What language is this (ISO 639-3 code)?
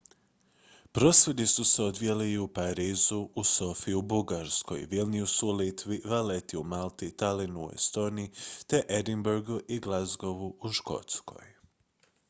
hrv